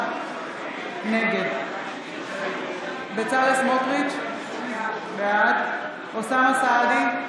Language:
Hebrew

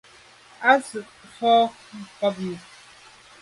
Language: Medumba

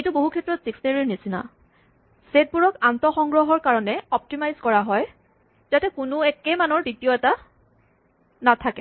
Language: Assamese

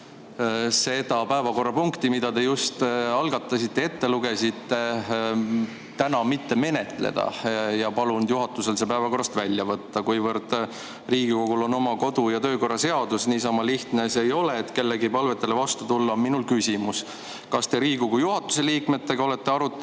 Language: Estonian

